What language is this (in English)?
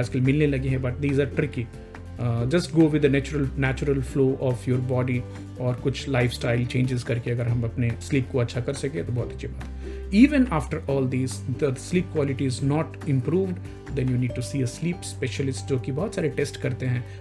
Hindi